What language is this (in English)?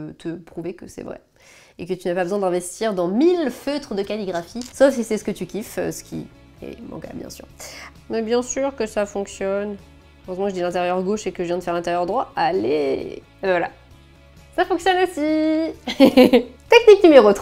French